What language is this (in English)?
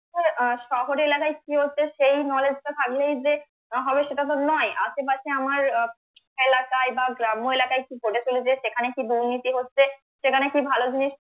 Bangla